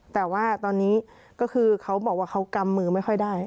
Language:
Thai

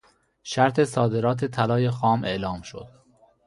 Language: Persian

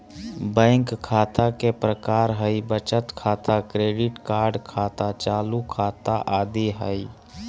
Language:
Magahi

